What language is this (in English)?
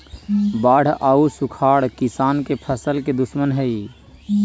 Magahi